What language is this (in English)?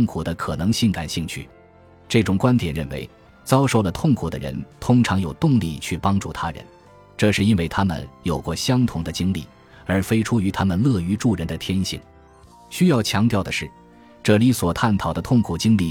Chinese